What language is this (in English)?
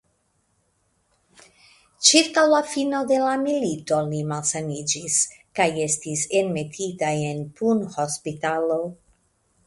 Esperanto